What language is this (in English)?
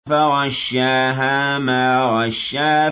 Arabic